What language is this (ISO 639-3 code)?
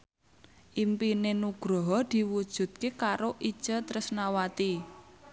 jav